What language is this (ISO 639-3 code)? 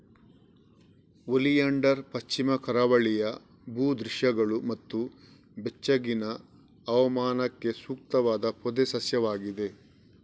kan